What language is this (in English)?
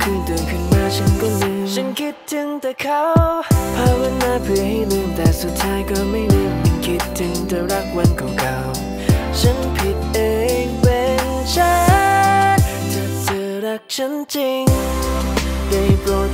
Thai